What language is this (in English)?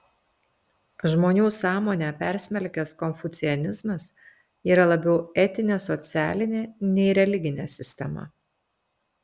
Lithuanian